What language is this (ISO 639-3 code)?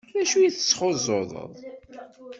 kab